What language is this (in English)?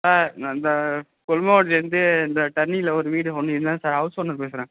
Tamil